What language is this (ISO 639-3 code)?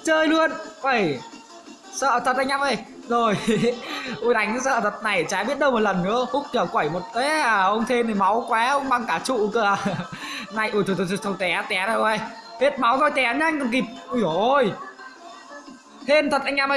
vie